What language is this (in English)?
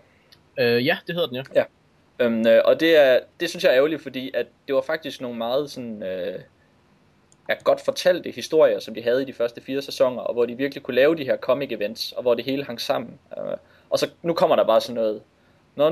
Danish